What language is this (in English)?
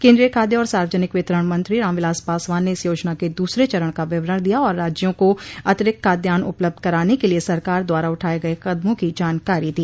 Hindi